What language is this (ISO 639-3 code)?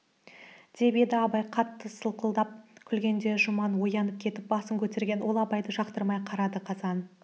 kaz